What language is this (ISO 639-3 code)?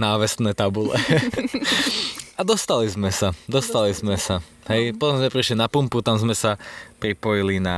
slk